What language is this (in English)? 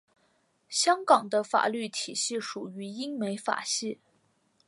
Chinese